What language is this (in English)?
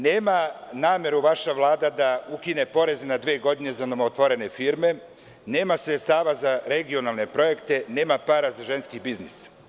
Serbian